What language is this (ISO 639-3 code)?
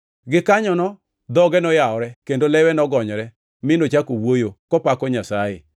luo